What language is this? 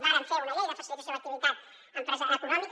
Catalan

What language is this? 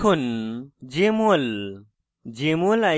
Bangla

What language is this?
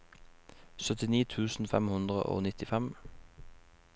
Norwegian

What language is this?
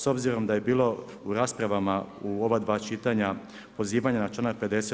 Croatian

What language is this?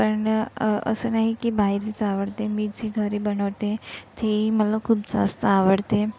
Marathi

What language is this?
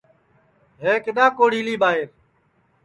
Sansi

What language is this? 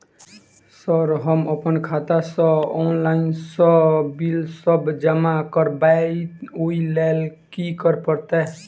Maithili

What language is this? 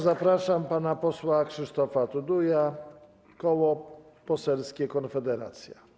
Polish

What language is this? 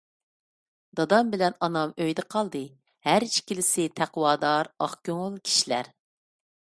Uyghur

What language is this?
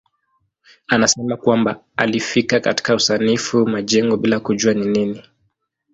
Swahili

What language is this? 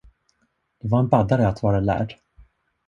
Swedish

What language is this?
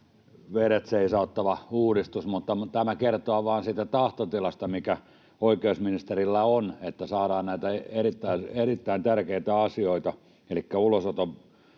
Finnish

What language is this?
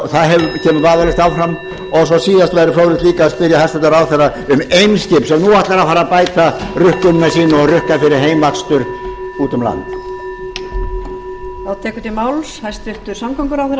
Icelandic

